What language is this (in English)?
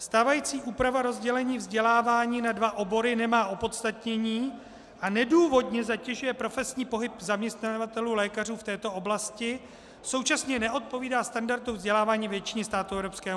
Czech